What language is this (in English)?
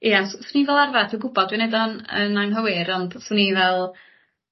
Welsh